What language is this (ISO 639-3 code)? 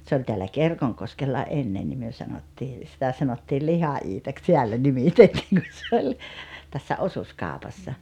fin